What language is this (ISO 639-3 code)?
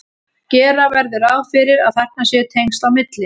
isl